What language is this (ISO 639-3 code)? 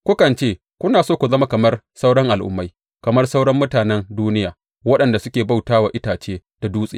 hau